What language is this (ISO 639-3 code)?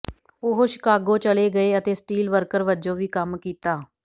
pan